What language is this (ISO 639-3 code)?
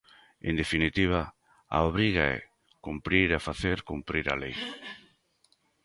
glg